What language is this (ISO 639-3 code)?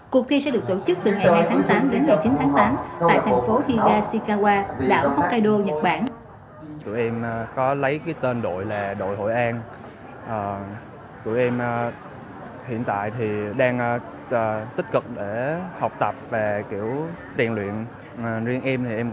vie